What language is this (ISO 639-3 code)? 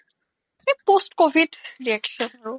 asm